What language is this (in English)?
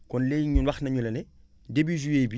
Wolof